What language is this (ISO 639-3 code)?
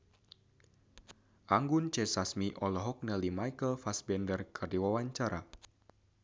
sun